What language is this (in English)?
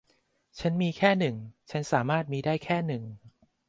Thai